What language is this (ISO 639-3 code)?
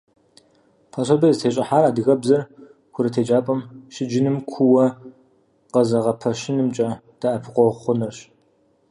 kbd